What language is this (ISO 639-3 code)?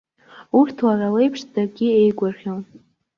abk